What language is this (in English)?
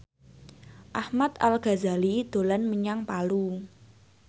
Javanese